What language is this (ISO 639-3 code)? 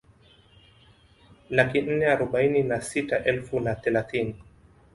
swa